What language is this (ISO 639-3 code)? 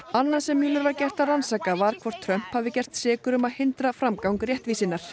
isl